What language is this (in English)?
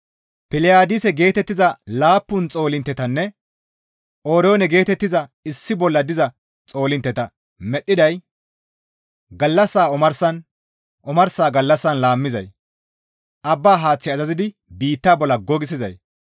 Gamo